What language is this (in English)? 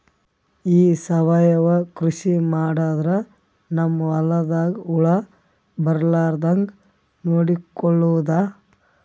Kannada